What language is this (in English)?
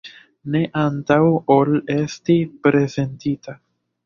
Esperanto